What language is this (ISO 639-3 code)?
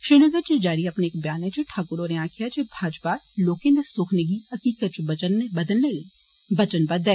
doi